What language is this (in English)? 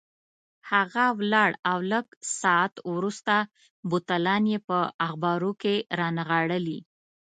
Pashto